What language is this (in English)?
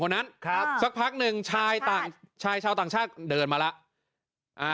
Thai